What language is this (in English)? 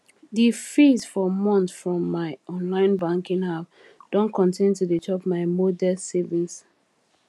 Nigerian Pidgin